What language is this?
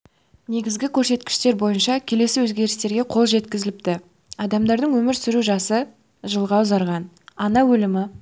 Kazakh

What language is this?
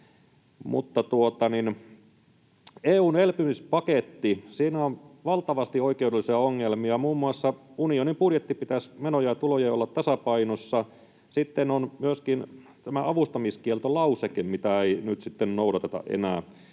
Finnish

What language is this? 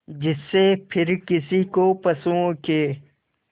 Hindi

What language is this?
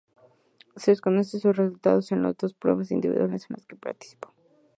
Spanish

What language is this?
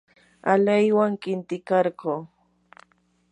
Yanahuanca Pasco Quechua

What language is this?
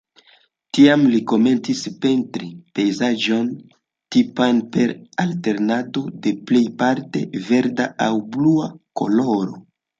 Esperanto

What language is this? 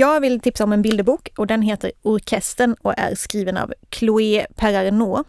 Swedish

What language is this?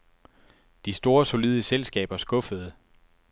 Danish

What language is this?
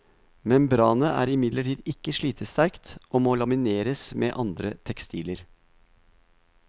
Norwegian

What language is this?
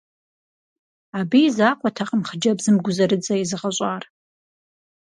Kabardian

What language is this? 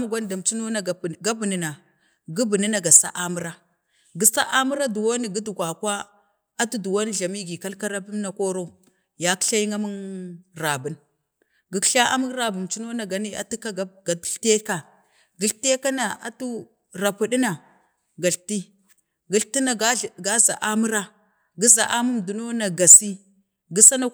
Bade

